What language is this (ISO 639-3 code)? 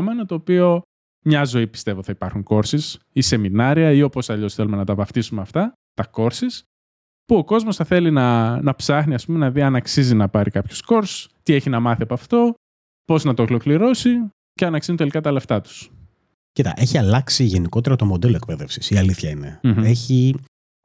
ell